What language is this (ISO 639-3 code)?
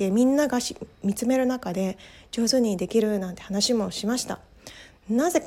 jpn